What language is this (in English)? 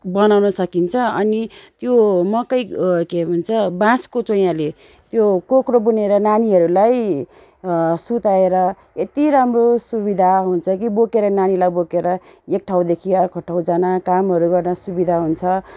Nepali